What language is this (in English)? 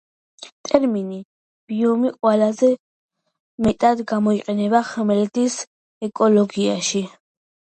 Georgian